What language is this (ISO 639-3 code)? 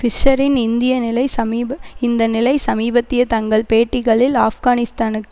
tam